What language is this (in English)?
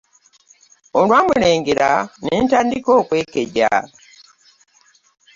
Ganda